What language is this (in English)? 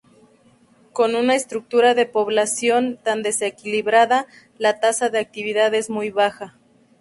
Spanish